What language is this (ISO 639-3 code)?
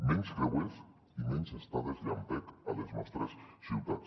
cat